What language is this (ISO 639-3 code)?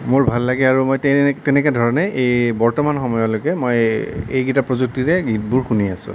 asm